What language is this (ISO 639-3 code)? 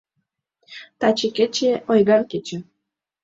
chm